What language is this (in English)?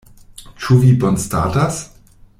Esperanto